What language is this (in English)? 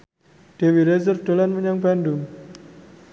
Javanese